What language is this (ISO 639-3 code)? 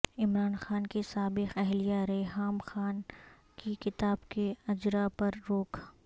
urd